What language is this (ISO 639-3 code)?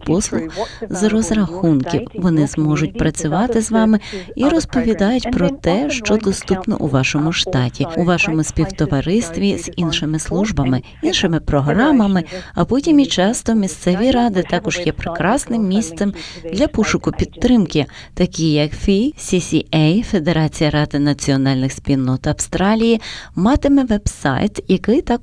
ukr